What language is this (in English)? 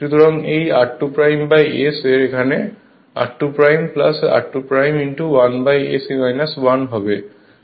Bangla